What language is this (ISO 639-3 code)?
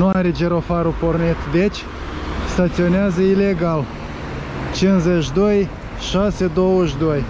ron